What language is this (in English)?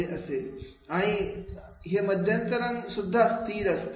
Marathi